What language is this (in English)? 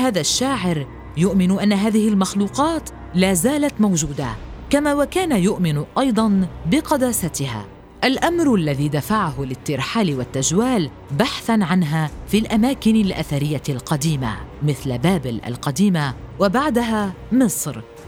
Arabic